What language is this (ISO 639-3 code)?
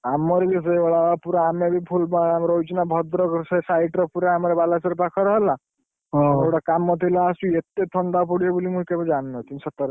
ori